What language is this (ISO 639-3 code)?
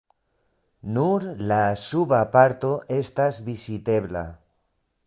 epo